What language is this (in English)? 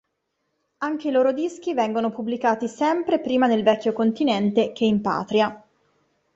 Italian